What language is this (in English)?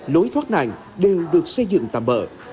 Vietnamese